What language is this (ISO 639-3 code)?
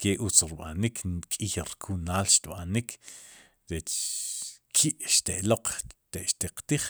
qum